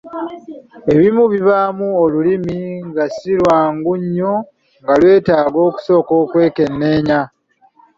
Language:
Ganda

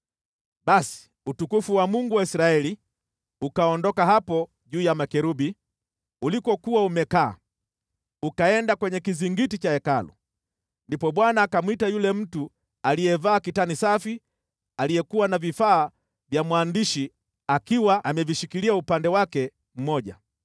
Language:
Swahili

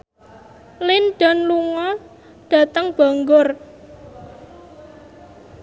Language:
Javanese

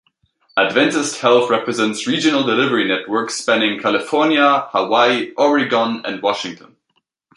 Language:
English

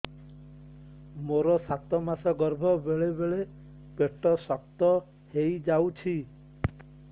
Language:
Odia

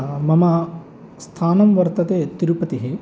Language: Sanskrit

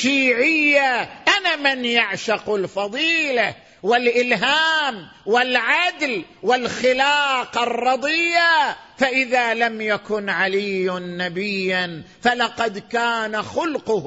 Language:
Arabic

